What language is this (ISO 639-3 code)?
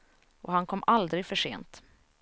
swe